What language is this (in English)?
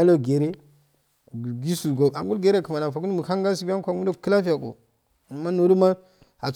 Afade